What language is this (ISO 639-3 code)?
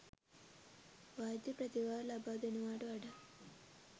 sin